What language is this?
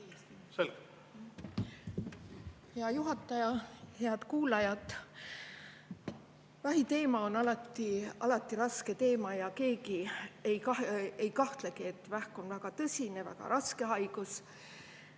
Estonian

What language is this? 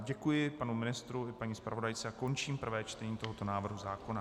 Czech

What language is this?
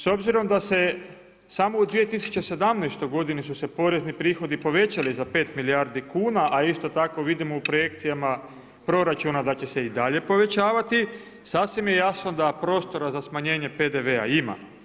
Croatian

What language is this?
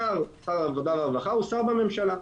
Hebrew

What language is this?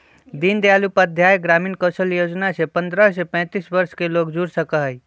Magahi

